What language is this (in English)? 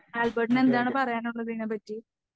Malayalam